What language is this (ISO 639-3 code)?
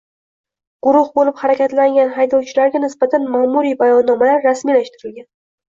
uzb